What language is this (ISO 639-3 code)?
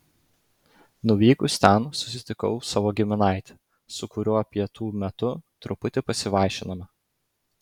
lit